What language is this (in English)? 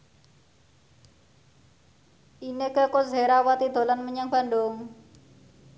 Javanese